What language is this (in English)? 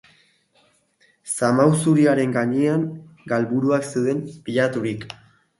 Basque